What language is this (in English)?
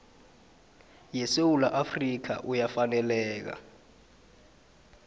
South Ndebele